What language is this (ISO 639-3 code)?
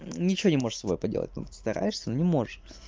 rus